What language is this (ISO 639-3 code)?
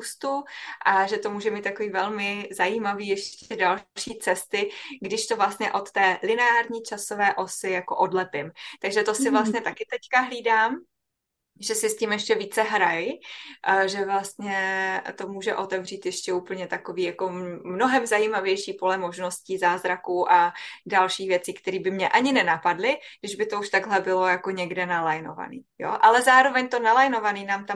ces